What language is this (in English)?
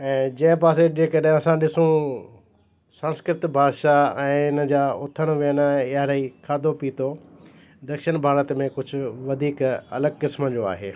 Sindhi